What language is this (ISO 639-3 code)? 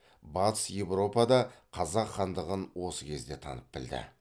kaz